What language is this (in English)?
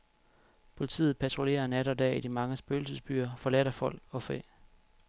Danish